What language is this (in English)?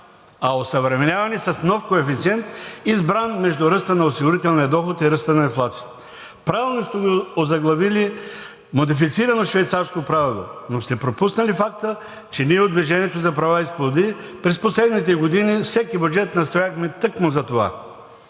Bulgarian